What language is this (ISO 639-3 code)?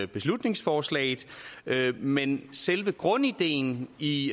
dan